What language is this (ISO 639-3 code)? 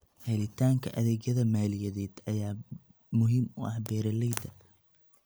som